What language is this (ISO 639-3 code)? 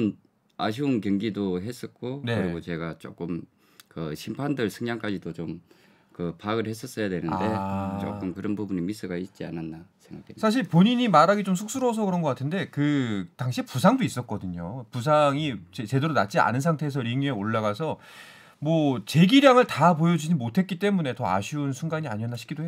kor